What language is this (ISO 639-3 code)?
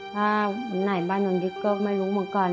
tha